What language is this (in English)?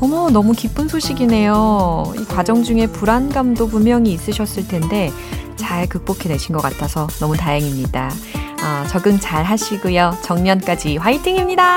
Korean